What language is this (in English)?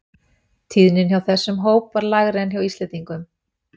Icelandic